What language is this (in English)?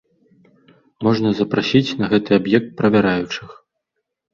Belarusian